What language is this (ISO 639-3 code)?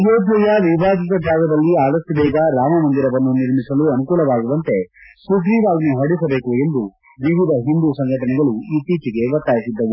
kan